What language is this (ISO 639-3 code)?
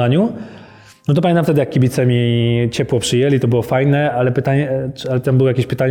pol